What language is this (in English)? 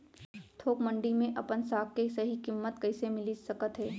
Chhattisgarhi